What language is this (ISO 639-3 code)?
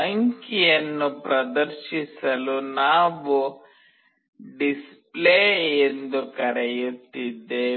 kan